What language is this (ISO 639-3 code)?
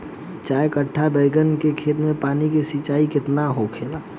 bho